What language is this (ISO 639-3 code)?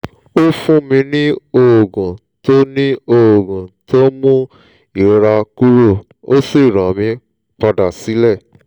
yor